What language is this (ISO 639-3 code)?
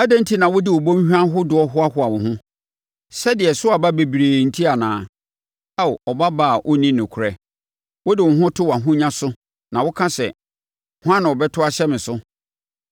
aka